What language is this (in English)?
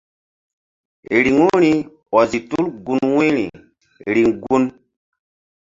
Mbum